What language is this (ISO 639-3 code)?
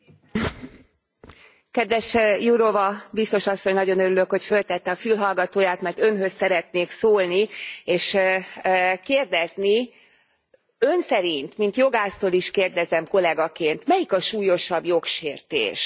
hun